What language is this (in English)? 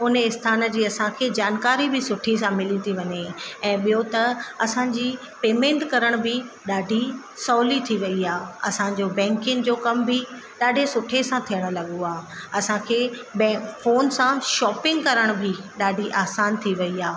Sindhi